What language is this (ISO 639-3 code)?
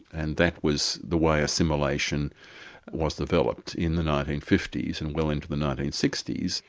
eng